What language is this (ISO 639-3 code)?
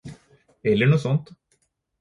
nob